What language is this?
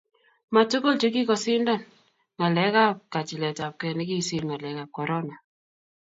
Kalenjin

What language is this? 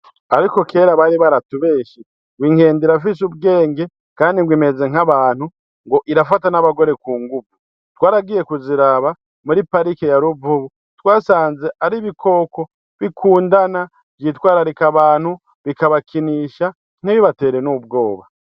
Rundi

